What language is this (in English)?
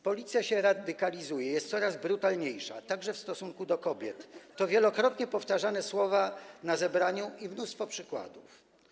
Polish